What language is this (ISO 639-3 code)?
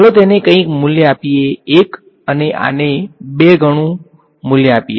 guj